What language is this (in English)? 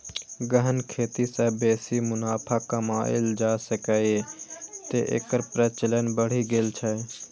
Maithili